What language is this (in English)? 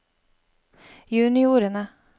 Norwegian